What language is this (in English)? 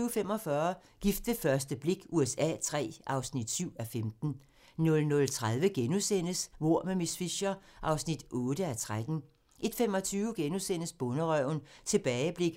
Danish